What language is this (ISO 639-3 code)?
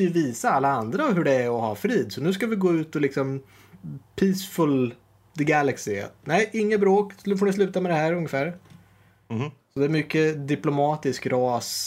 swe